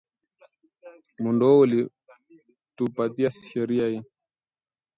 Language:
Swahili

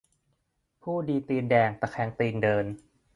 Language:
Thai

